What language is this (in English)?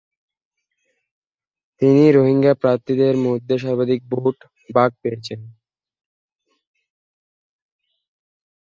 Bangla